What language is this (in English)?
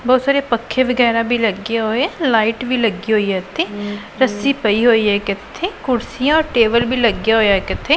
Punjabi